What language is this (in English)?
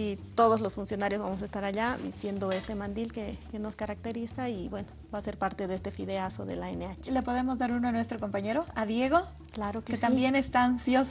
Spanish